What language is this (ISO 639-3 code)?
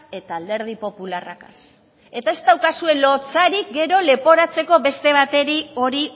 eus